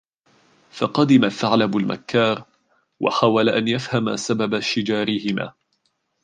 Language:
Arabic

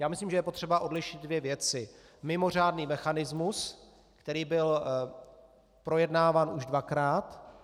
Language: Czech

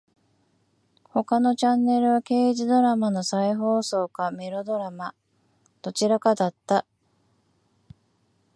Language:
Japanese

